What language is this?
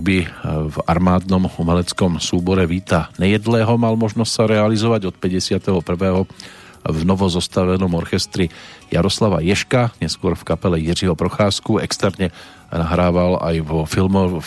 Slovak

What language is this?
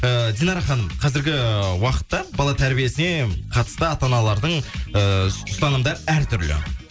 Kazakh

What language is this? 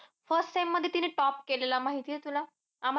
Marathi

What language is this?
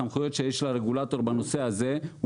Hebrew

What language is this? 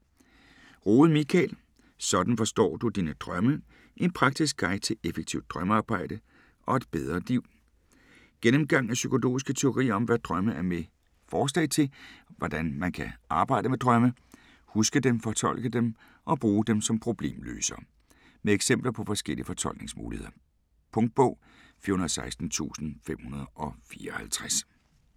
Danish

